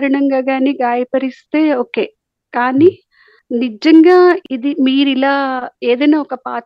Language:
Telugu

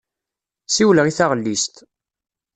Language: Kabyle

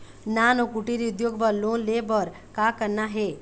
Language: Chhattisgarhi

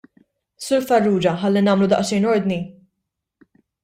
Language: Maltese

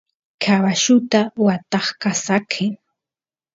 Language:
Santiago del Estero Quichua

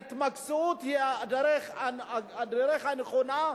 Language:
Hebrew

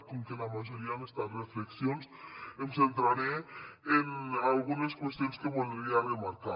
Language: Catalan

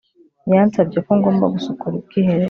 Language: Kinyarwanda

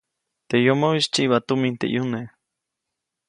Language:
Copainalá Zoque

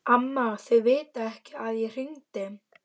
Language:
Icelandic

